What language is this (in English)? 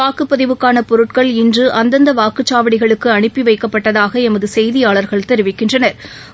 Tamil